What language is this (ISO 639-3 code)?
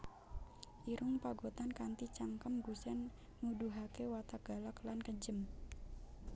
jav